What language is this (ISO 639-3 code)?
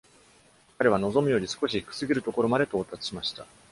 jpn